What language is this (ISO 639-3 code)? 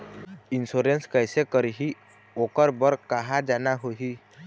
hne